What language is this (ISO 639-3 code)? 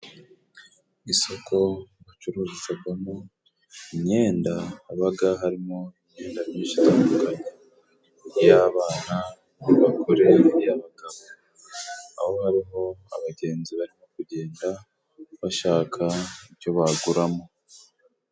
kin